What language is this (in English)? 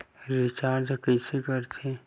Chhattisgarhi